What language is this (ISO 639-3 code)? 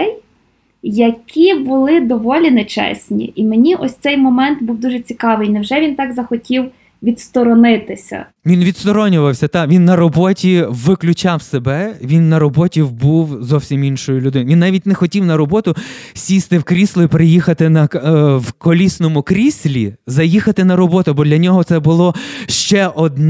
ukr